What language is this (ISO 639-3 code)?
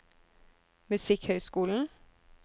nor